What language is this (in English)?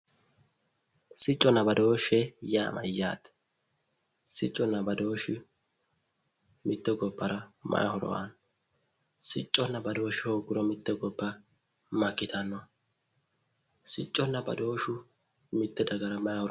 Sidamo